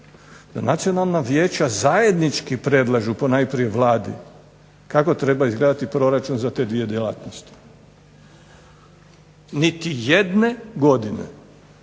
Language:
Croatian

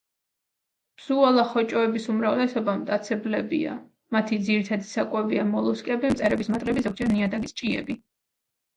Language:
Georgian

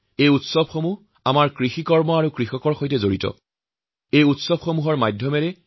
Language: Assamese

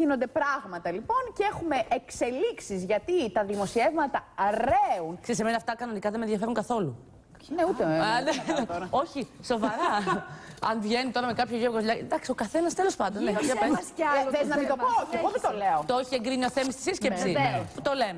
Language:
Greek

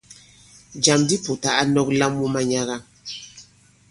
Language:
Bankon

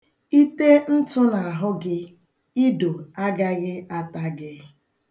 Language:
Igbo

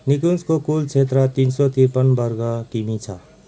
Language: Nepali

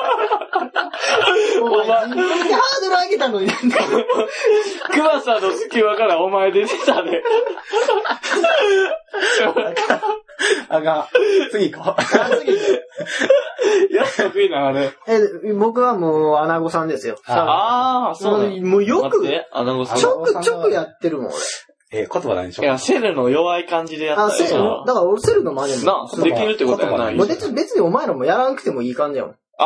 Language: Japanese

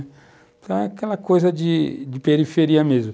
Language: Portuguese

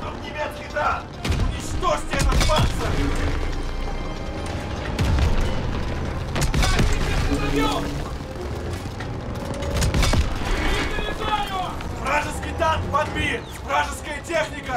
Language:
Russian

